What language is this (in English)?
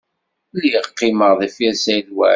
Kabyle